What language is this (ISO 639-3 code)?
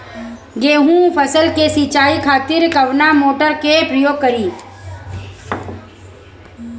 bho